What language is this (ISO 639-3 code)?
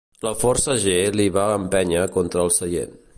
cat